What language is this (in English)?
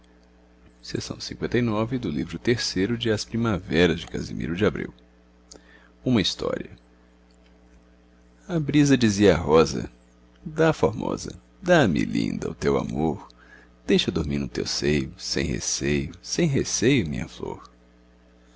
Portuguese